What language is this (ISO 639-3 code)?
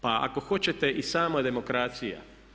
hrv